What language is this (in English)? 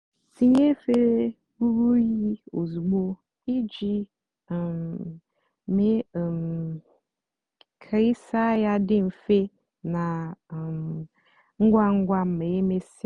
Igbo